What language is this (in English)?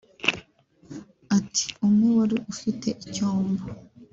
Kinyarwanda